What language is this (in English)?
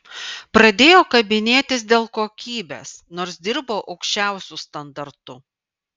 Lithuanian